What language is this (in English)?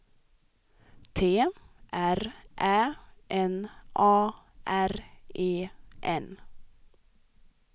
Swedish